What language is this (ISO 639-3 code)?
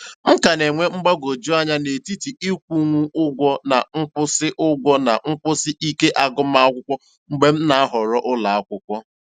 ibo